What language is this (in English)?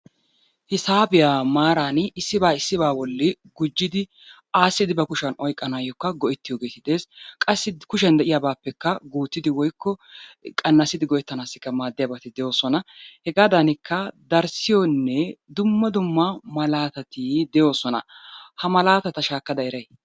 Wolaytta